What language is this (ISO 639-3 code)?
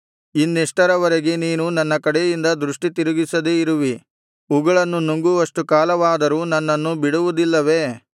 kan